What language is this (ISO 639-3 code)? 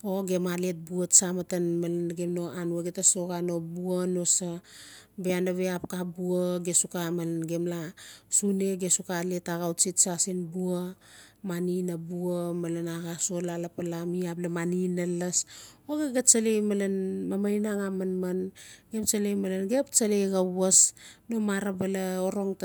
ncf